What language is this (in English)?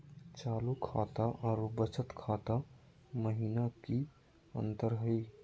Magahi